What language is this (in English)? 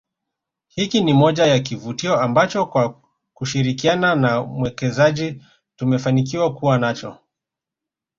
Swahili